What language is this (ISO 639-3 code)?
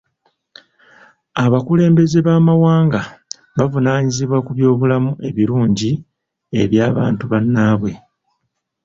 lug